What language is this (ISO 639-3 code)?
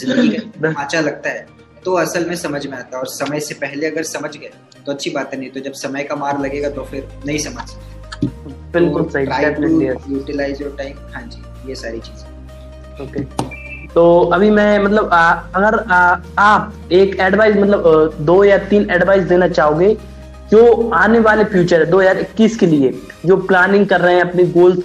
hin